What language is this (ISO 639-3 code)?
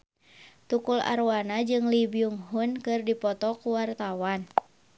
sun